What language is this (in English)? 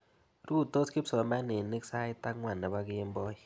Kalenjin